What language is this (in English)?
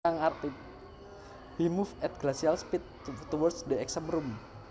Javanese